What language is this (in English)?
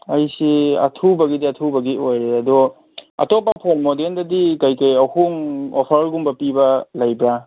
Manipuri